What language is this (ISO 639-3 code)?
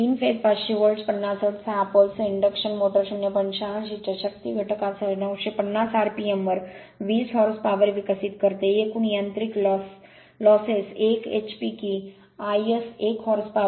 mar